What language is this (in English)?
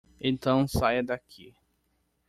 Portuguese